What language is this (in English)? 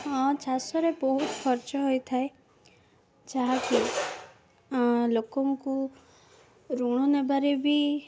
Odia